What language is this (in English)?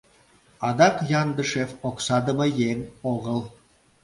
Mari